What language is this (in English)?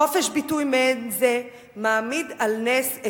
Hebrew